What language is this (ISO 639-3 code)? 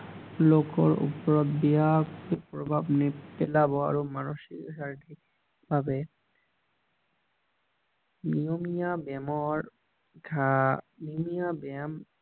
asm